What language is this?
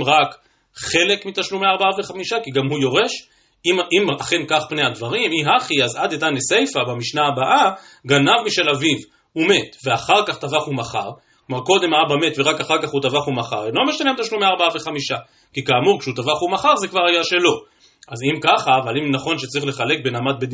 Hebrew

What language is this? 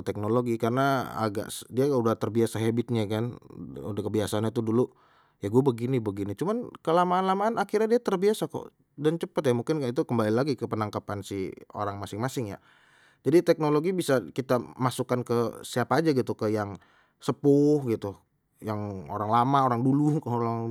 Betawi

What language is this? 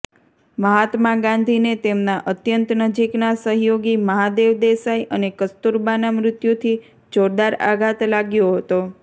Gujarati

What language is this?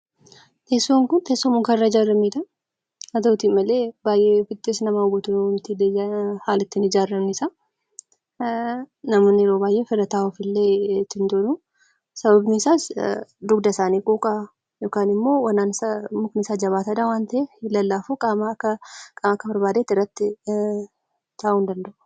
Oromo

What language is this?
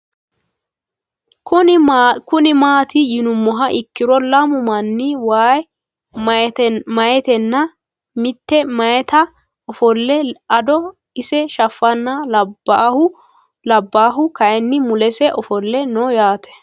Sidamo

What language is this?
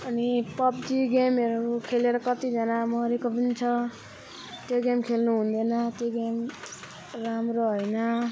Nepali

